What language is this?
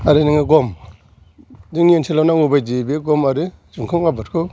Bodo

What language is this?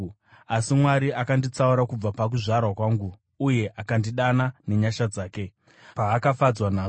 Shona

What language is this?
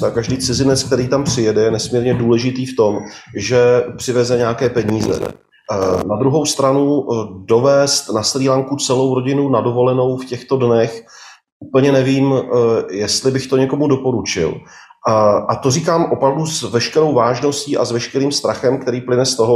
Czech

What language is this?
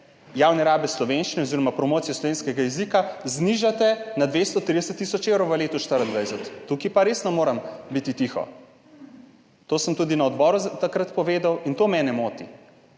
Slovenian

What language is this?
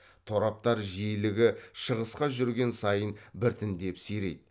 Kazakh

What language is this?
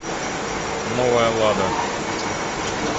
Russian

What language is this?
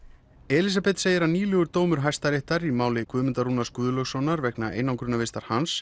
Icelandic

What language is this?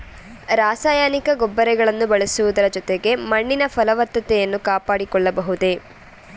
Kannada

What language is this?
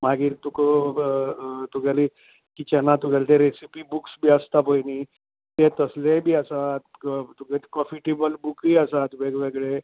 Konkani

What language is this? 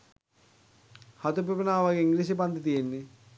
Sinhala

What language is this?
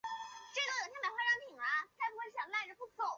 Chinese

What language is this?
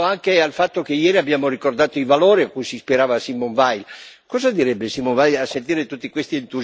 Italian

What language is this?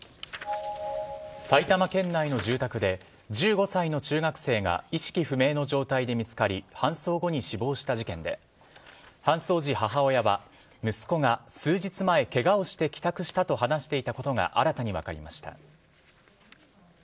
Japanese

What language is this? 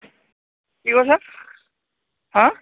Assamese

